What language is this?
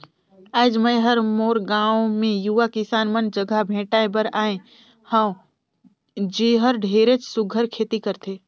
Chhattisgarhi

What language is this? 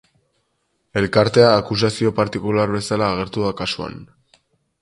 Basque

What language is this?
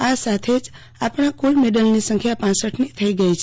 Gujarati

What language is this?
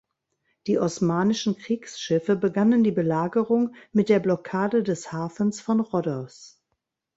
German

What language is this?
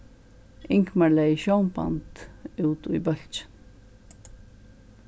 Faroese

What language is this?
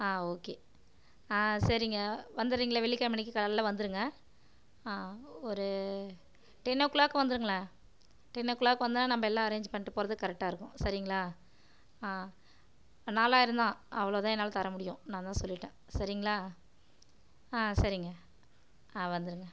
Tamil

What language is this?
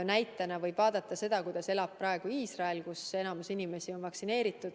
Estonian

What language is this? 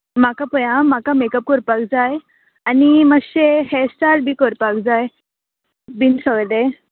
Konkani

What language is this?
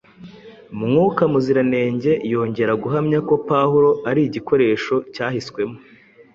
Kinyarwanda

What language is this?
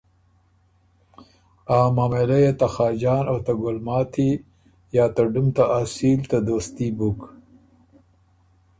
Ormuri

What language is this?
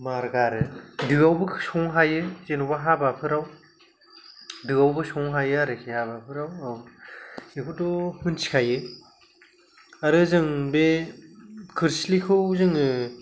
Bodo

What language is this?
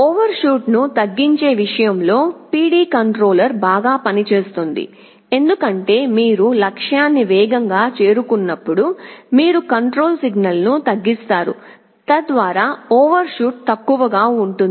Telugu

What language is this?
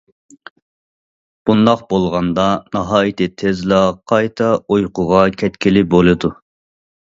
Uyghur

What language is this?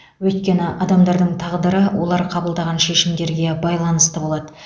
Kazakh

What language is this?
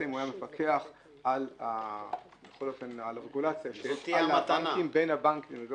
Hebrew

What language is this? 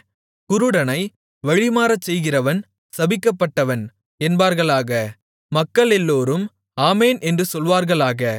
Tamil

